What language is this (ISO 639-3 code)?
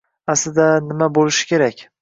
uzb